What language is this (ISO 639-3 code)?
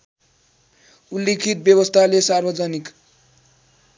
nep